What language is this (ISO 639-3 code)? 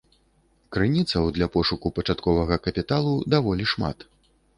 bel